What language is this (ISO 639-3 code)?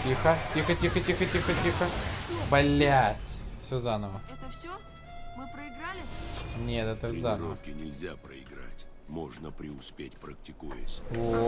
rus